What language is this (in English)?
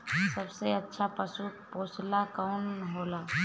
Bhojpuri